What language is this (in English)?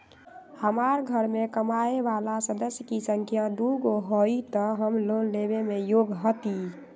Magahi